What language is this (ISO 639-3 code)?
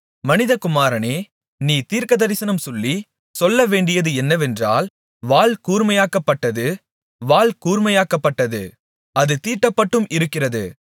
tam